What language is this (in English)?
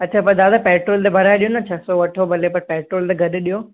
Sindhi